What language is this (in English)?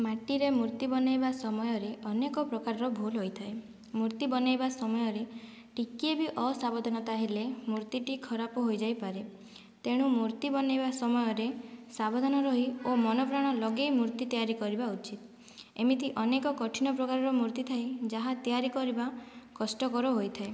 Odia